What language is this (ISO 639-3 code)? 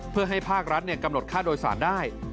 tha